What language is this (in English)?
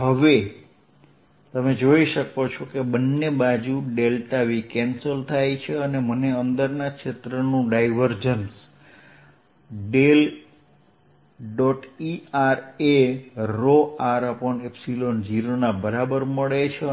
Gujarati